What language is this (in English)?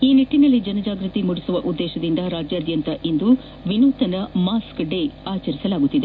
Kannada